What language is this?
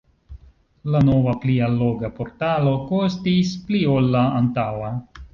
Esperanto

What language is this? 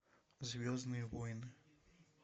Russian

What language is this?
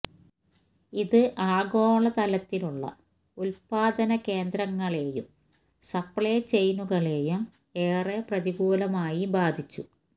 Malayalam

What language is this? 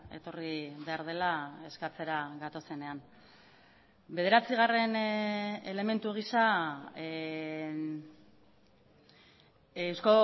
Basque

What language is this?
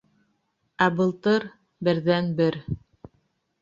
Bashkir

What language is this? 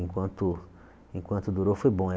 Portuguese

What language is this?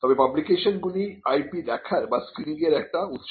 Bangla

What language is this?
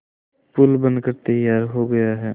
Hindi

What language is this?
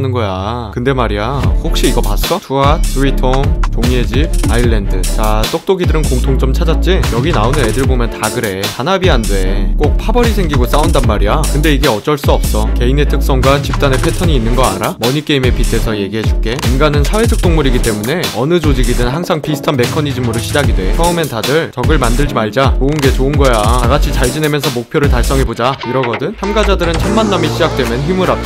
Korean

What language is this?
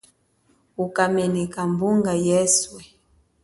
Chokwe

